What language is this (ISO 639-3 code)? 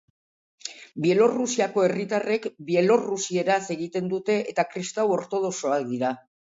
eus